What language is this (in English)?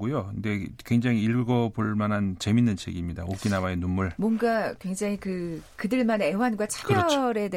Korean